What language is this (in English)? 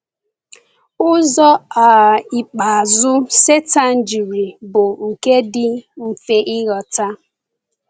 Igbo